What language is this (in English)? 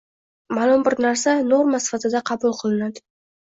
Uzbek